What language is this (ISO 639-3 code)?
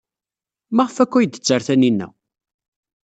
kab